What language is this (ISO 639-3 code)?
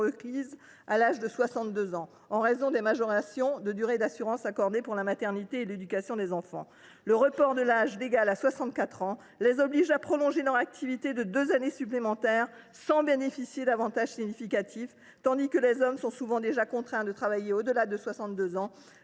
fra